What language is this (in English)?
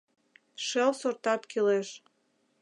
Mari